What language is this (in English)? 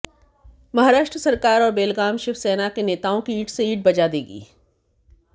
Hindi